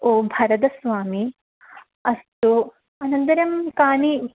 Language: Sanskrit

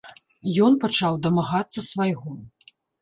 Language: Belarusian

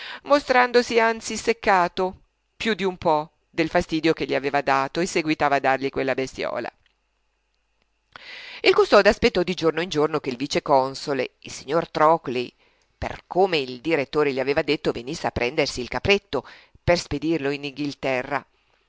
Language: Italian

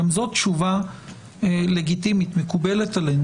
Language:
Hebrew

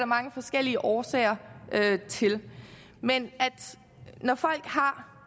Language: Danish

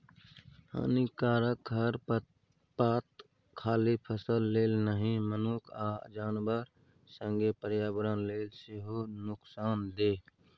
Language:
Maithili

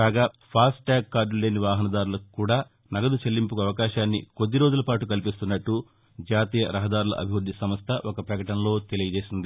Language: Telugu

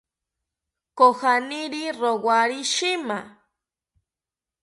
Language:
South Ucayali Ashéninka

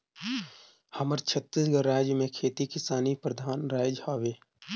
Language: Chhattisgarhi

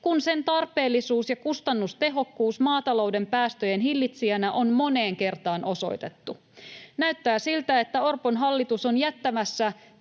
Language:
Finnish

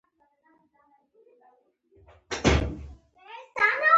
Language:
Pashto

